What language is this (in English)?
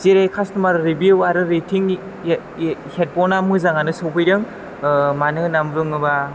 Bodo